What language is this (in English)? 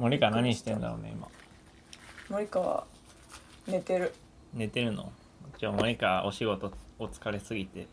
Japanese